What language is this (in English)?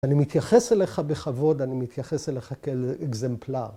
Hebrew